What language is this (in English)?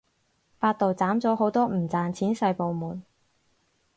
Cantonese